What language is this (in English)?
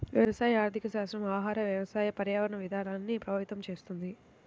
Telugu